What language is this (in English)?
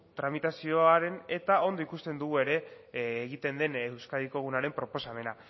Basque